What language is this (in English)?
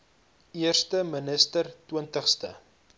Afrikaans